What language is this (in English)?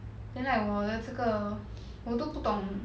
English